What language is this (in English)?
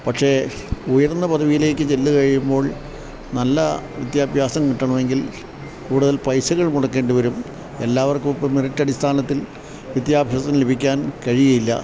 Malayalam